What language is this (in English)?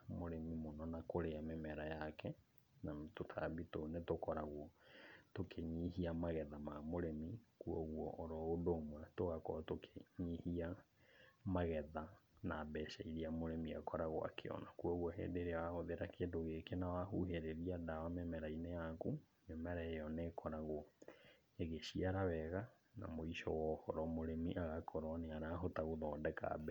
Kikuyu